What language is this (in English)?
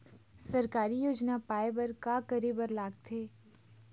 Chhattisgarhi